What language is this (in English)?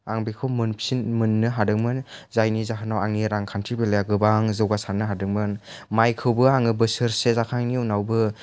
Bodo